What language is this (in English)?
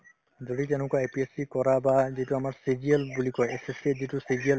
Assamese